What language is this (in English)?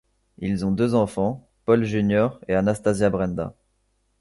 French